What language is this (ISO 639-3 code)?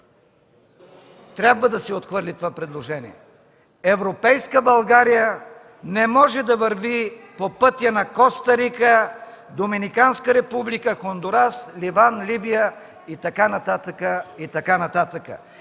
bul